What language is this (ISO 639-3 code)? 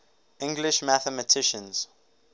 eng